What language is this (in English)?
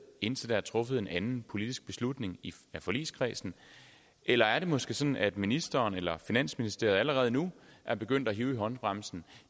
Danish